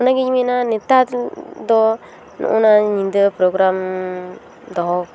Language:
Santali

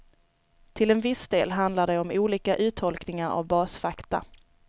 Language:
Swedish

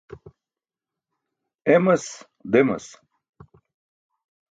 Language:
Burushaski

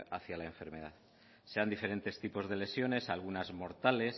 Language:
Spanish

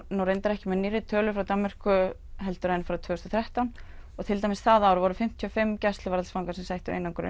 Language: Icelandic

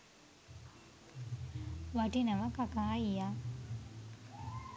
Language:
Sinhala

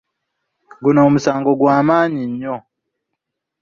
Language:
Ganda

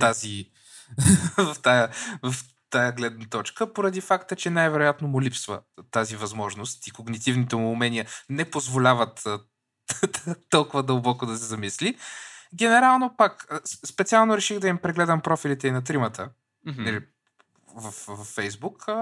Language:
Bulgarian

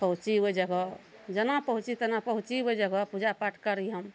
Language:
Maithili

